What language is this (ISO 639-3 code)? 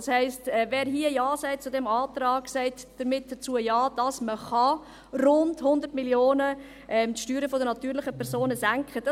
gsw